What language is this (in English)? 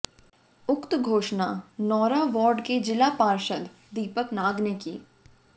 Hindi